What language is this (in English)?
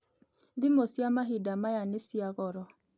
Kikuyu